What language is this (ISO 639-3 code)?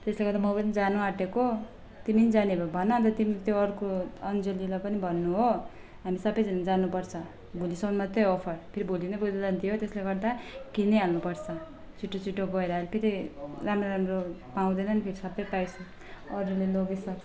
nep